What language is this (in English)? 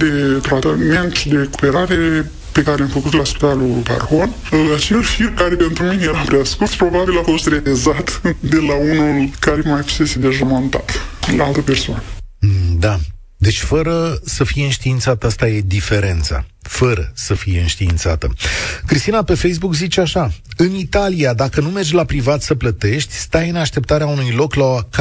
Romanian